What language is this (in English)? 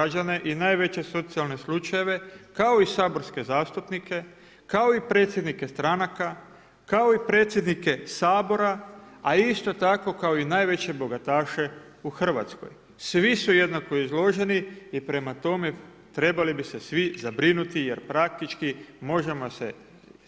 Croatian